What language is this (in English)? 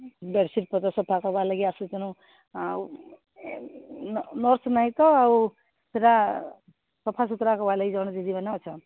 Odia